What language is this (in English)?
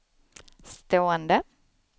Swedish